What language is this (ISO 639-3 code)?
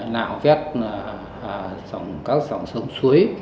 vie